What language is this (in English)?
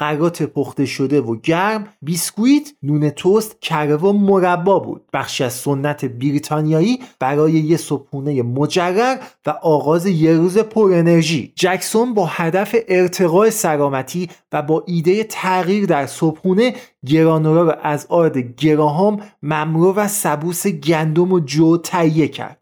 Persian